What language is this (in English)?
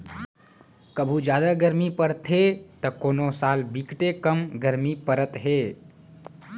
Chhattisgarhi